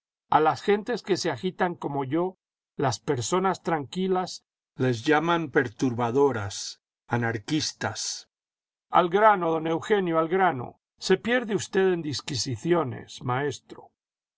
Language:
Spanish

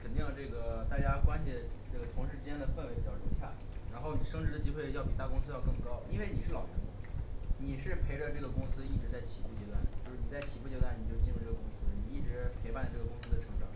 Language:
Chinese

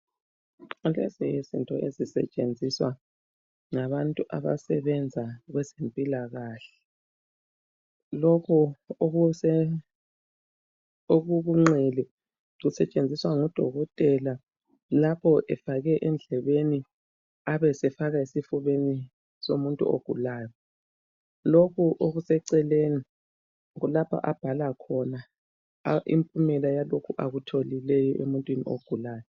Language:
North Ndebele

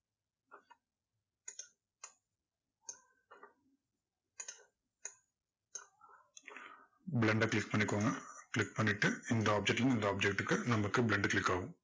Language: Tamil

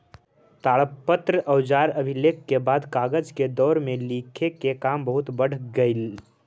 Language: Magahi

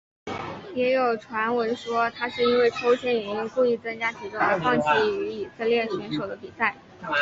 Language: Chinese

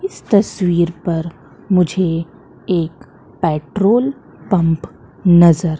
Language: Hindi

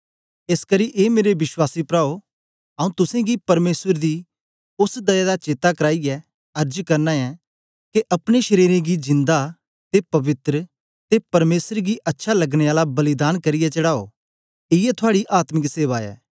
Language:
Dogri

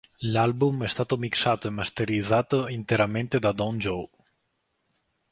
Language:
Italian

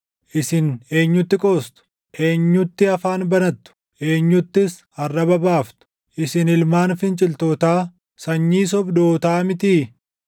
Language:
Oromo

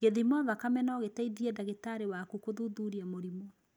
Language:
Kikuyu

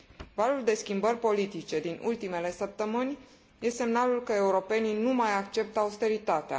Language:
Romanian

